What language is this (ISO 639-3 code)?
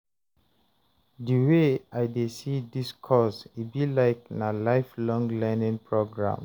pcm